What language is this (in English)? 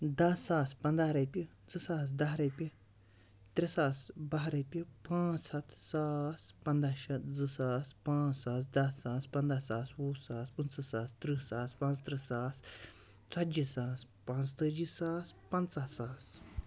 Kashmiri